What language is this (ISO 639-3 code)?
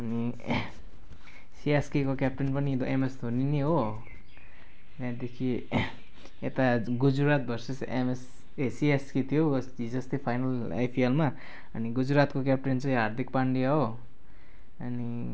nep